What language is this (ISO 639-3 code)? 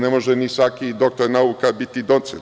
srp